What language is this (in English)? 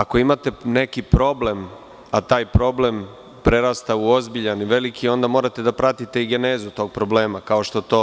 Serbian